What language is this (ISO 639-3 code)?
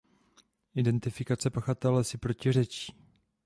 ces